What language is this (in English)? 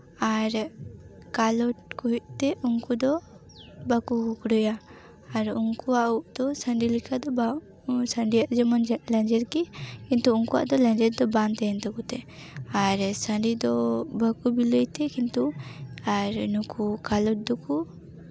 Santali